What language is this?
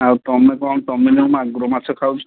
Odia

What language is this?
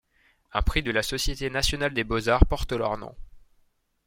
French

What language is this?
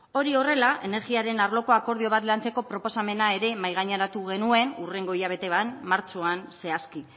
Basque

